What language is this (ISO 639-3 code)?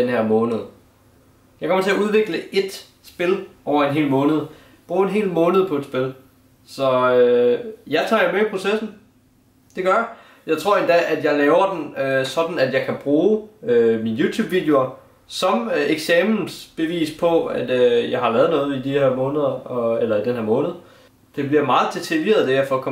dan